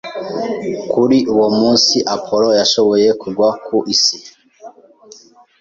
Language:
Kinyarwanda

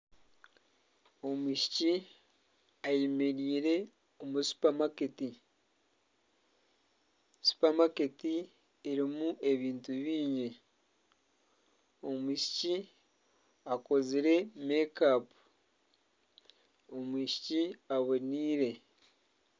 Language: Nyankole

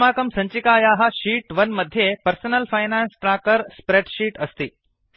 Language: Sanskrit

